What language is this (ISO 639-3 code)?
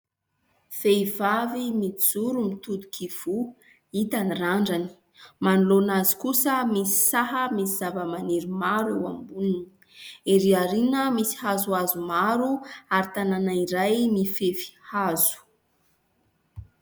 mlg